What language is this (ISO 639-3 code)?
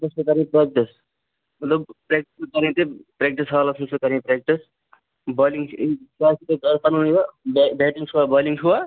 kas